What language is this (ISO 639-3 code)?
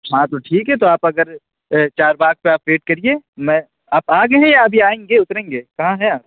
urd